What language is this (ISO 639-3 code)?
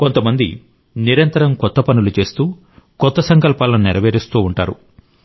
tel